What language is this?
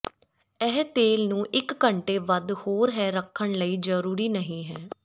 Punjabi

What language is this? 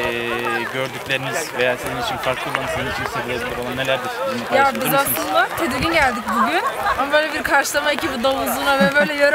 Turkish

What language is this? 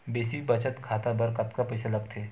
Chhattisgarhi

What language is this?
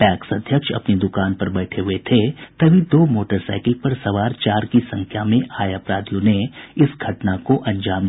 Hindi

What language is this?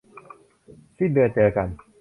Thai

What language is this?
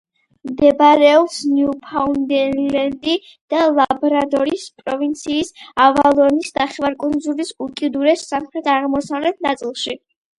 Georgian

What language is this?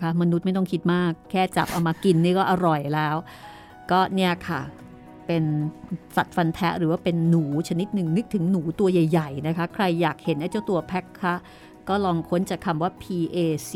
Thai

